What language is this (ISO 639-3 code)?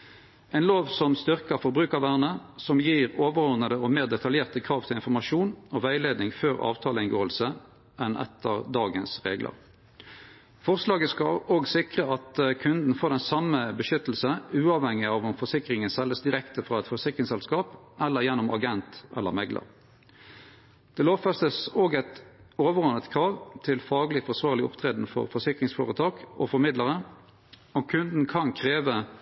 nno